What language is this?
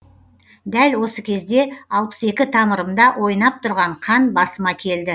Kazakh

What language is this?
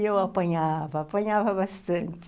Portuguese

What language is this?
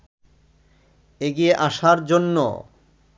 Bangla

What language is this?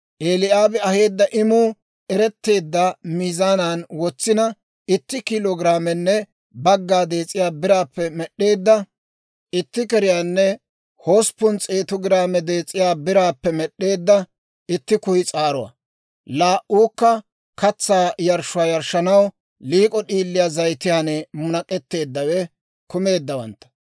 Dawro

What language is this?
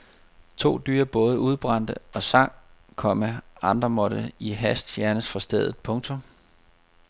Danish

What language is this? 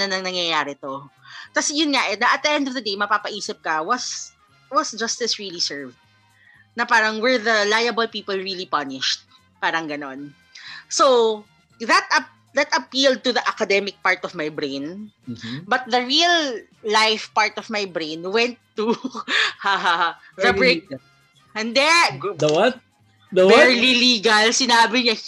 Filipino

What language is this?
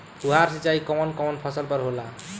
Bhojpuri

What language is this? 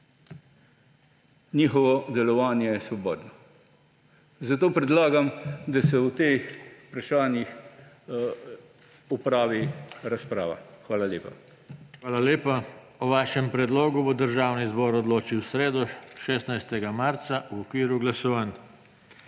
Slovenian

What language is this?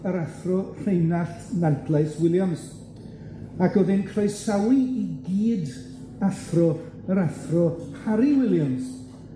Welsh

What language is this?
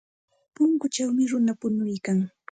Santa Ana de Tusi Pasco Quechua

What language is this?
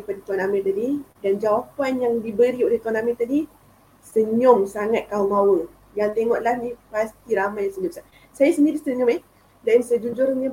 Malay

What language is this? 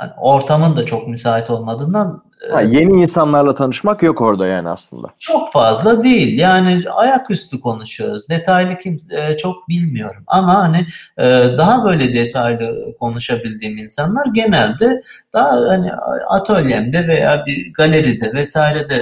Turkish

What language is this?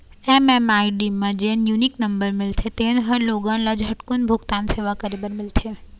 Chhattisgarhi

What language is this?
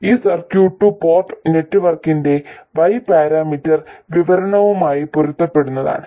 Malayalam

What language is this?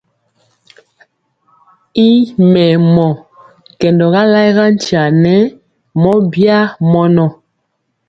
Mpiemo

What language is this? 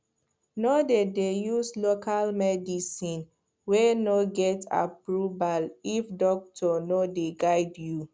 Nigerian Pidgin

